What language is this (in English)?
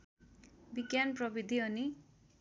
Nepali